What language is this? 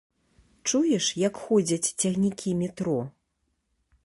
Belarusian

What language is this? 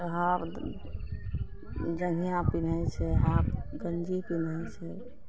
Maithili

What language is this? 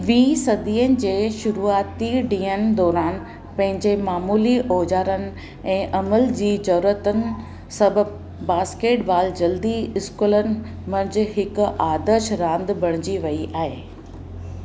Sindhi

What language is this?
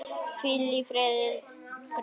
Icelandic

